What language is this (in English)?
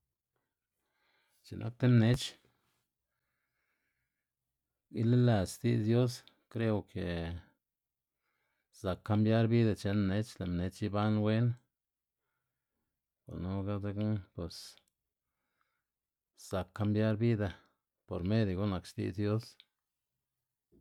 Xanaguía Zapotec